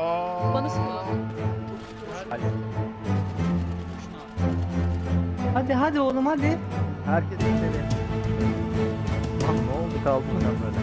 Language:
Turkish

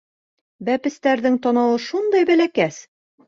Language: Bashkir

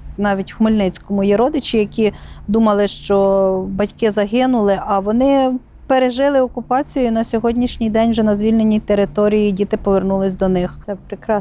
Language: Ukrainian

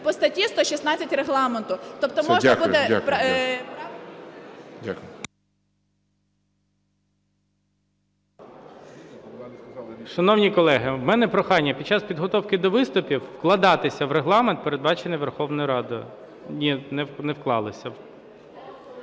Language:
Ukrainian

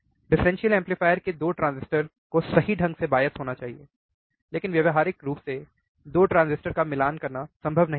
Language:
Hindi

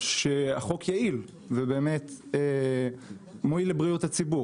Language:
Hebrew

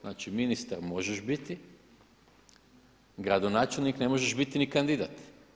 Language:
Croatian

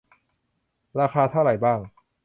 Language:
Thai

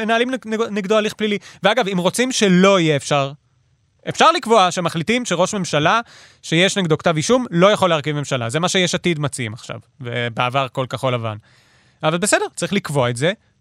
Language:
Hebrew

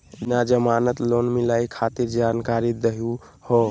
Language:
Magahi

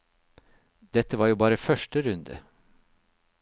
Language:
Norwegian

